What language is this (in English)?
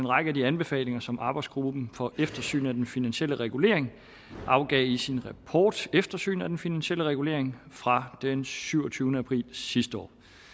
Danish